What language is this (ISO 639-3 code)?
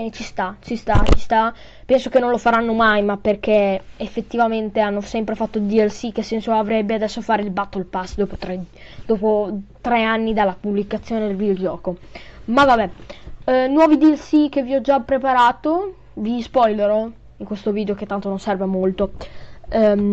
ita